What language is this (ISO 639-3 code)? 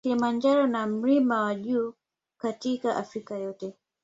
swa